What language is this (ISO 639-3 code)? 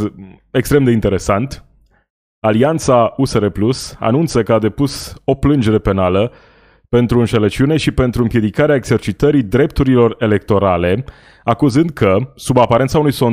ron